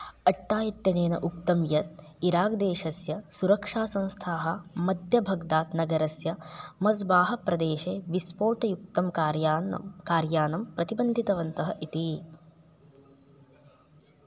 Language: Sanskrit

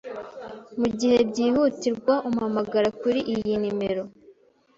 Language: Kinyarwanda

